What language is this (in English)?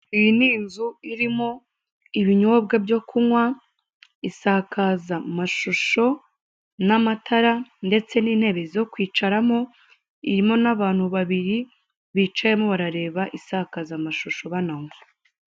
Kinyarwanda